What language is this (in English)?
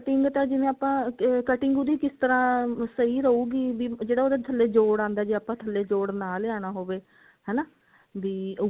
Punjabi